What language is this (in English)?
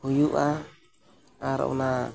Santali